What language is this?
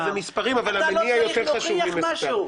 Hebrew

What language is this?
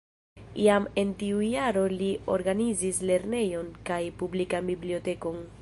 Esperanto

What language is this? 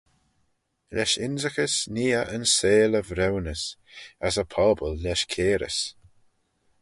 Manx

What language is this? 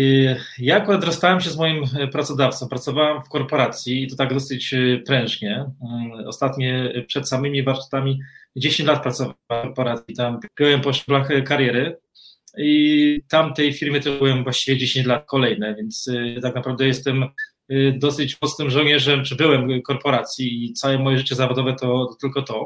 Polish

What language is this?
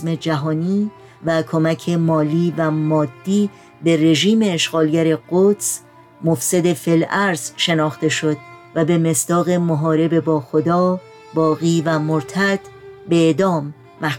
Persian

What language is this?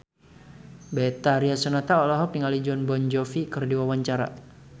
Sundanese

